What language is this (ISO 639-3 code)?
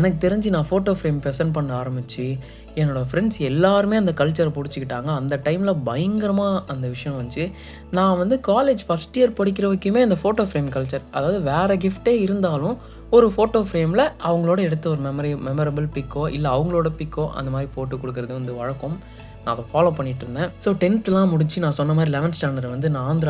tam